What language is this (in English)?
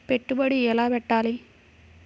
Telugu